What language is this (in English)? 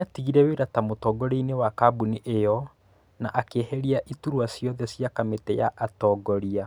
Kikuyu